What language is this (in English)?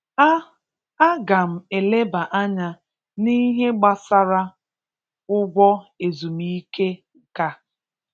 Igbo